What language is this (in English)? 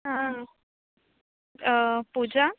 Konkani